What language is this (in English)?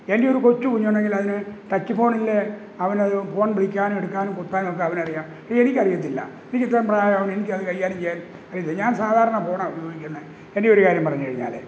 Malayalam